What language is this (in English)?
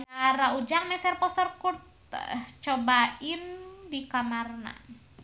Sundanese